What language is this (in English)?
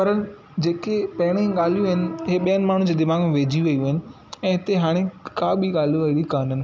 Sindhi